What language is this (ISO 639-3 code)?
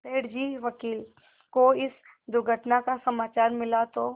hin